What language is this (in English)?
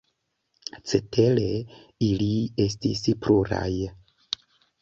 Esperanto